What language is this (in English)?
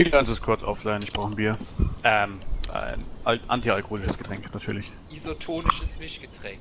German